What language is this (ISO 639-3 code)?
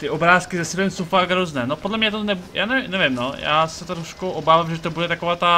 ces